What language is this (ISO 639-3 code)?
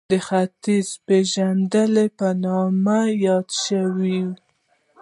pus